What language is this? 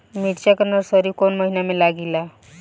Bhojpuri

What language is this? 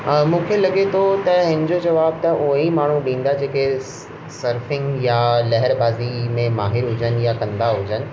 Sindhi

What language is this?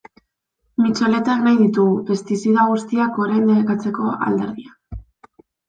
Basque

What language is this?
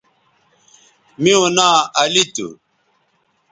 Bateri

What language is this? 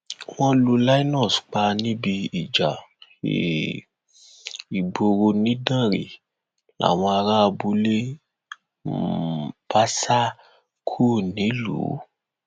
Yoruba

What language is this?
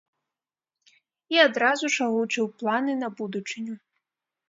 Belarusian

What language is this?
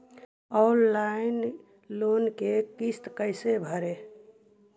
Magahi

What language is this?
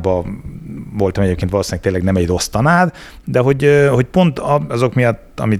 Hungarian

